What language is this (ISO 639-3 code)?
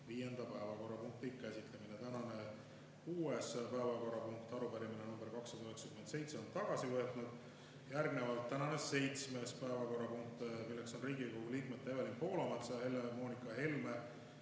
est